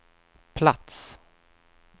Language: Swedish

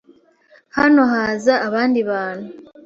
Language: Kinyarwanda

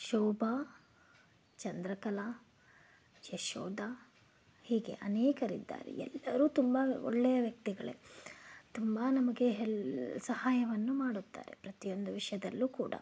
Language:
Kannada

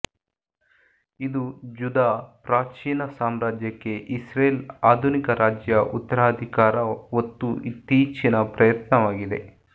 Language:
Kannada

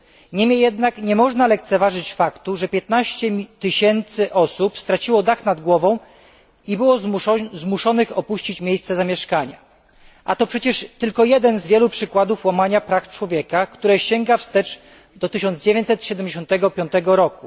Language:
Polish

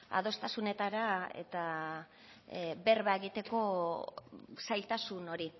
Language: Basque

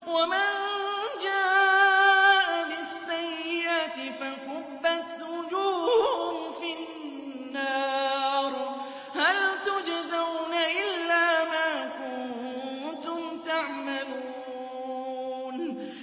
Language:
Arabic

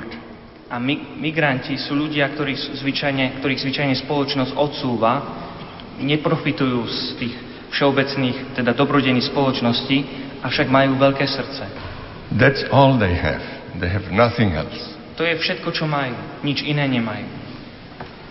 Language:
Slovak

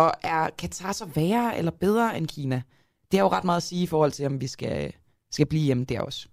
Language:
Danish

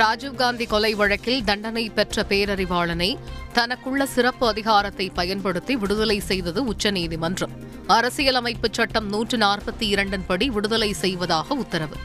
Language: Tamil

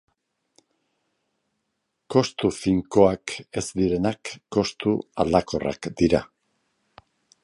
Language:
Basque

